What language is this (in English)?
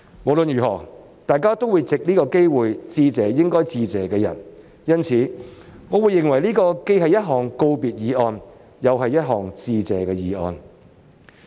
Cantonese